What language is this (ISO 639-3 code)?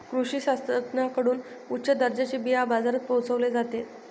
mar